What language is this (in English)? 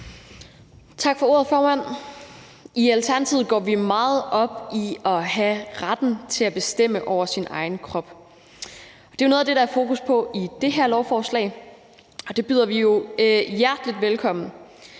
Danish